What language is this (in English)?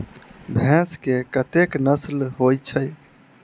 Maithili